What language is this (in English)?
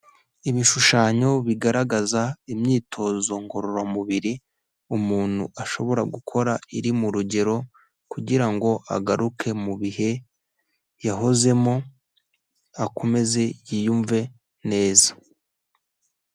Kinyarwanda